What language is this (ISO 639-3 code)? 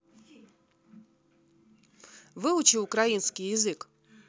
rus